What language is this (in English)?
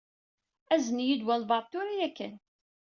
Kabyle